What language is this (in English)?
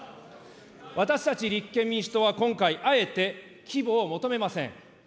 Japanese